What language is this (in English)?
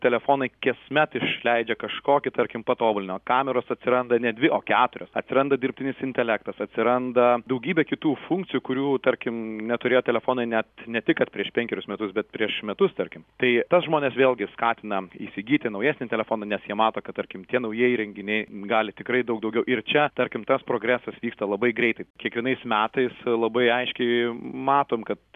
Lithuanian